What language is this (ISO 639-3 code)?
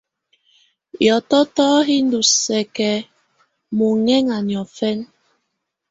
tvu